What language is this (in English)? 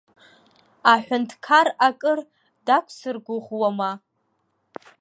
Abkhazian